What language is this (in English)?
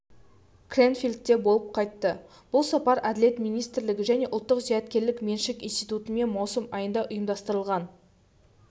Kazakh